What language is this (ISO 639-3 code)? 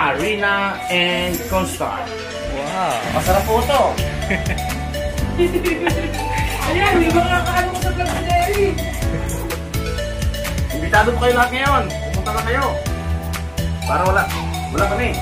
ind